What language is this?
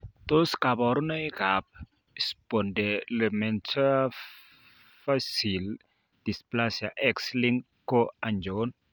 Kalenjin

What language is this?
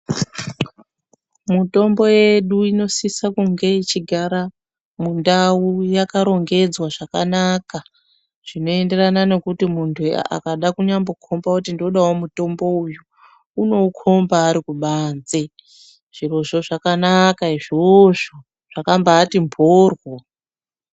Ndau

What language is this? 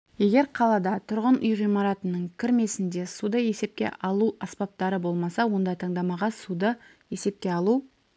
Kazakh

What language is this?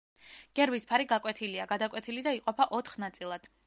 Georgian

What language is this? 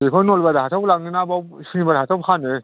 Bodo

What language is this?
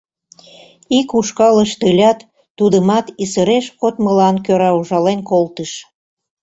Mari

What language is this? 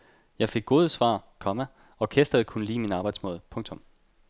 Danish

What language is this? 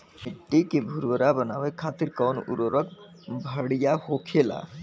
Bhojpuri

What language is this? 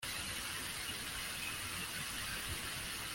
Kinyarwanda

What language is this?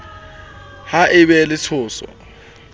Southern Sotho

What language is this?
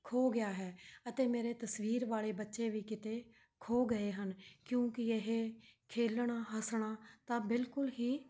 Punjabi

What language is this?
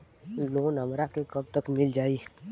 Bhojpuri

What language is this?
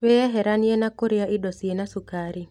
Kikuyu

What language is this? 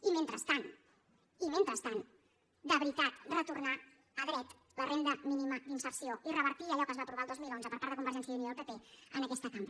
Catalan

